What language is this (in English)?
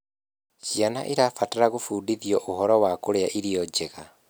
Kikuyu